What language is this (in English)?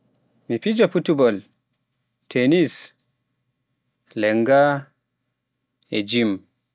Pular